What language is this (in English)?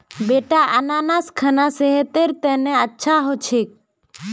Magahi